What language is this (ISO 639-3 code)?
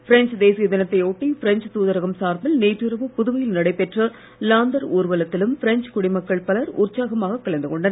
tam